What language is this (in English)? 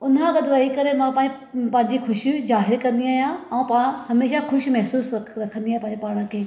Sindhi